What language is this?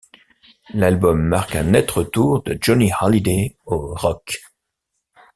French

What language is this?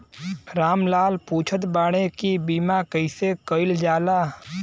Bhojpuri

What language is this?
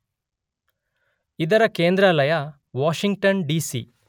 Kannada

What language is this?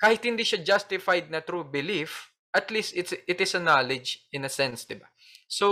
Filipino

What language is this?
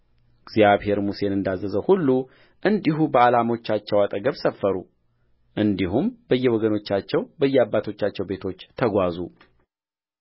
Amharic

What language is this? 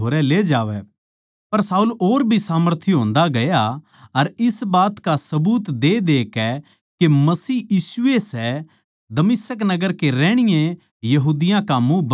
Haryanvi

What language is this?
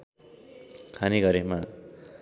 Nepali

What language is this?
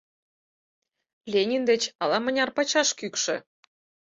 Mari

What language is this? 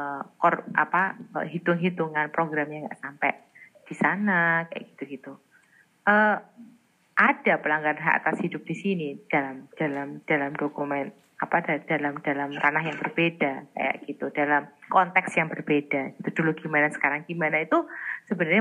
Indonesian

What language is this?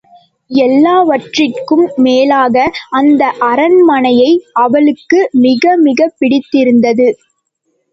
Tamil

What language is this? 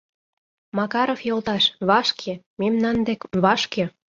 Mari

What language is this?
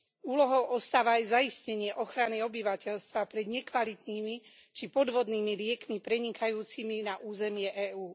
Slovak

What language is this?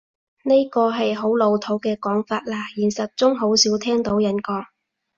Cantonese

